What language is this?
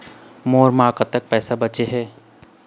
Chhattisgarhi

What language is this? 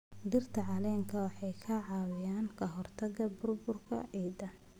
Somali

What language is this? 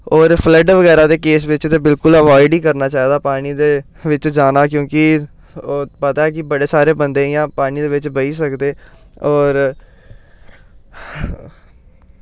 Dogri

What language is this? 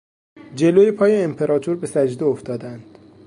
Persian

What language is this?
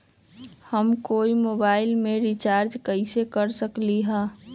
Magahi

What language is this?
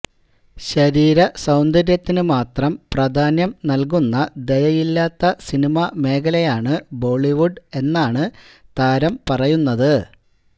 Malayalam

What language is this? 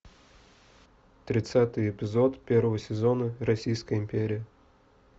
Russian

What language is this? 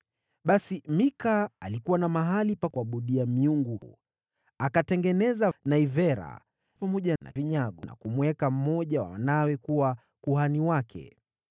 Swahili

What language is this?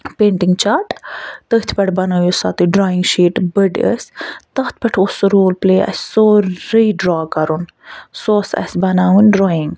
Kashmiri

